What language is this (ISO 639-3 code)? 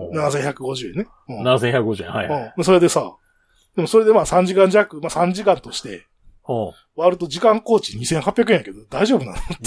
jpn